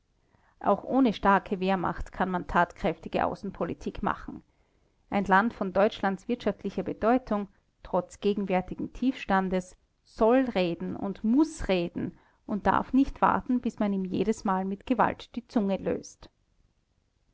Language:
German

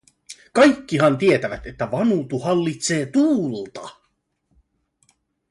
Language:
Finnish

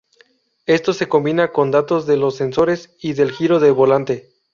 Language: Spanish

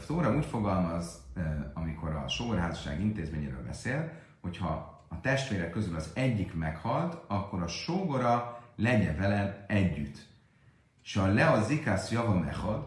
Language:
Hungarian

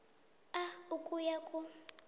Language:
South Ndebele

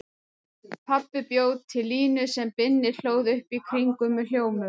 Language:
Icelandic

